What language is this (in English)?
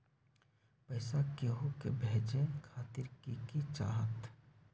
Magahi